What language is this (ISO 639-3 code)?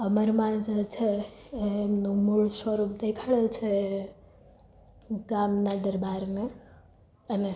guj